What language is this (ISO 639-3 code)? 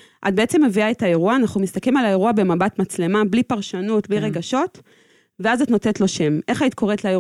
heb